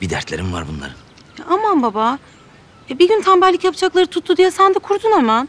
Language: Turkish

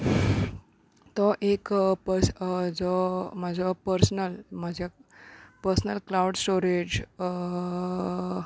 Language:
Konkani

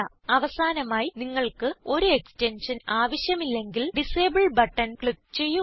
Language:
Malayalam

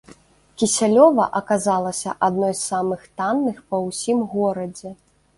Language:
Belarusian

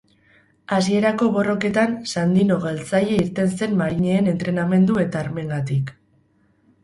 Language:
Basque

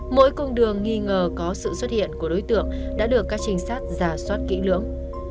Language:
Vietnamese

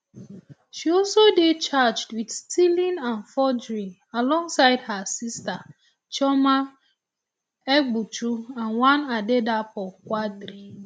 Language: Nigerian Pidgin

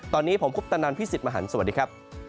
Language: Thai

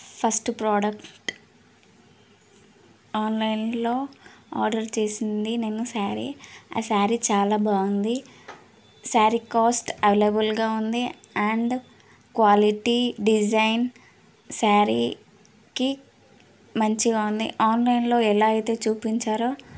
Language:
Telugu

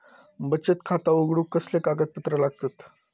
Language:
Marathi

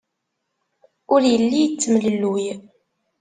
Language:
Kabyle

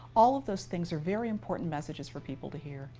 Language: English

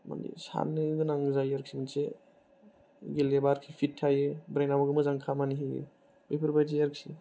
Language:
Bodo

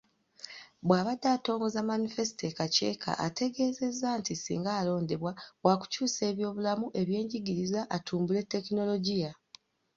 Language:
Ganda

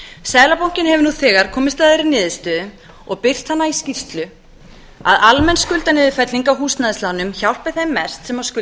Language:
Icelandic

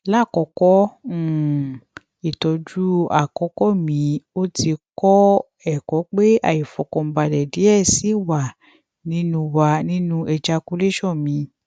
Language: Yoruba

